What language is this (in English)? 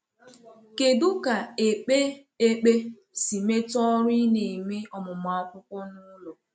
Igbo